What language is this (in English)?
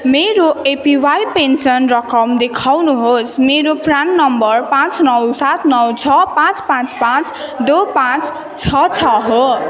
Nepali